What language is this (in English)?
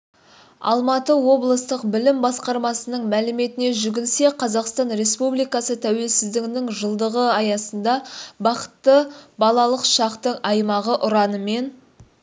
Kazakh